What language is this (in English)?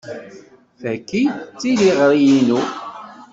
Kabyle